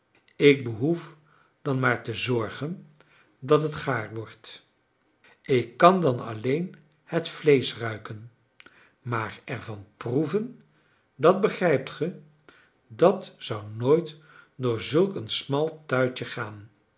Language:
Dutch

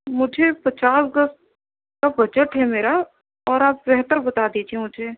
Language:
Urdu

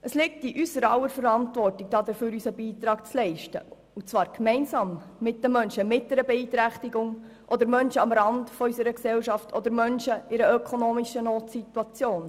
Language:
Swiss German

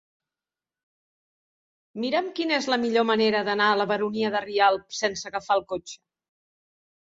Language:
Catalan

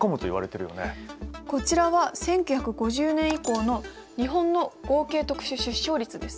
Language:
Japanese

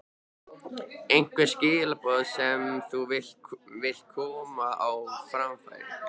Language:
Icelandic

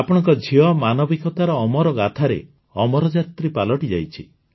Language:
Odia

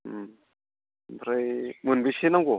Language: Bodo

